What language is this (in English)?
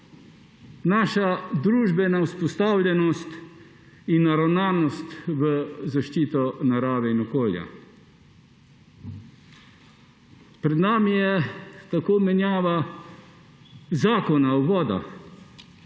Slovenian